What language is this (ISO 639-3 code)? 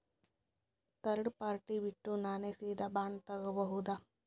kan